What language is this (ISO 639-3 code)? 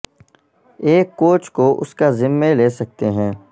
urd